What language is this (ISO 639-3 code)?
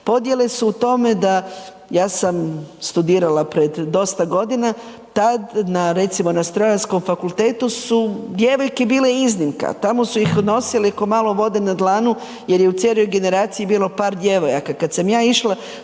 hrv